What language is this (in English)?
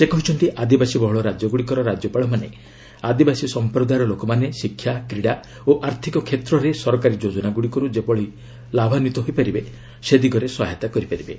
Odia